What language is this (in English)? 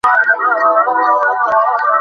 Bangla